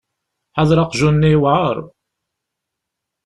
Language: Kabyle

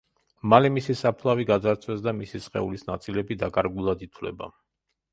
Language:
Georgian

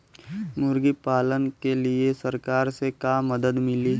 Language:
Bhojpuri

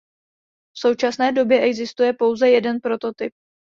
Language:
Czech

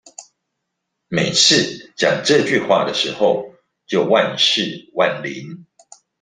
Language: Chinese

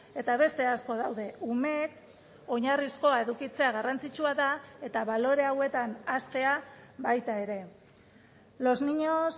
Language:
Basque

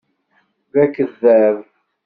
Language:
Kabyle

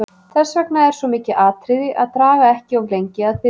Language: Icelandic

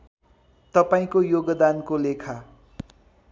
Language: Nepali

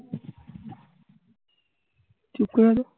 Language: Bangla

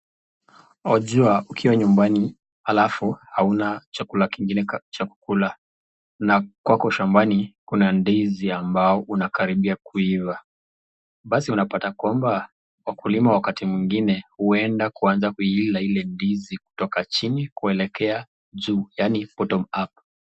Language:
Swahili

